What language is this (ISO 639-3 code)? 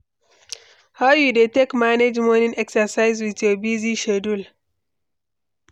pcm